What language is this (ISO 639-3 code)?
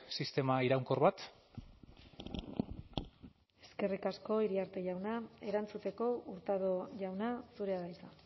eus